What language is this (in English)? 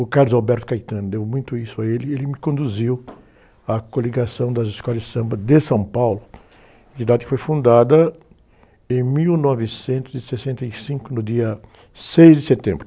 Portuguese